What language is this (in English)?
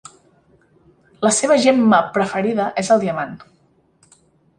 Catalan